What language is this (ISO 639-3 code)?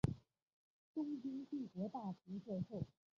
zho